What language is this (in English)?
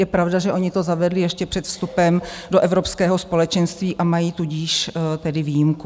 Czech